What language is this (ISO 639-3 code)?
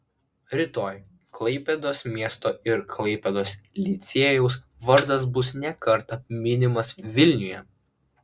lit